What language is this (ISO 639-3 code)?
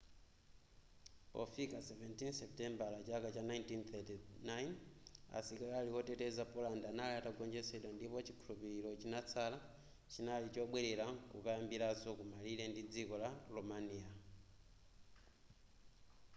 nya